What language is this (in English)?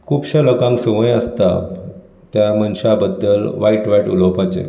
Konkani